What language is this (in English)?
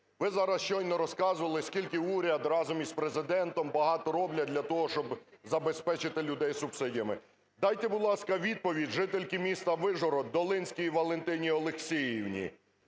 Ukrainian